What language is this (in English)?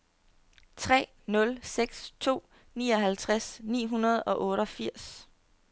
Danish